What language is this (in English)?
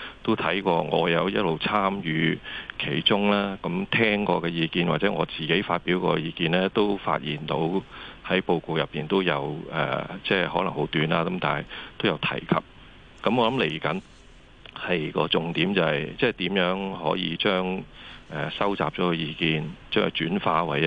Chinese